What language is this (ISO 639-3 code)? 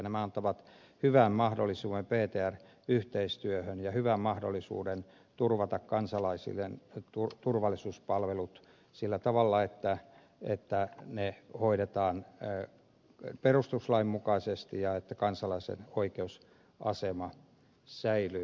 fin